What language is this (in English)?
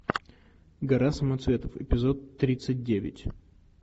Russian